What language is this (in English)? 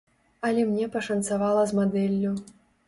Belarusian